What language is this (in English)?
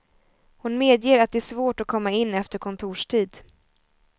Swedish